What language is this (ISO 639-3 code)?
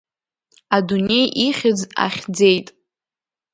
abk